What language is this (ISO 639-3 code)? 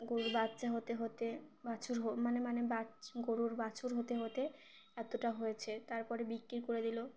ben